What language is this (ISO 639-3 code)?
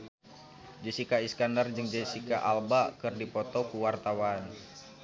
sun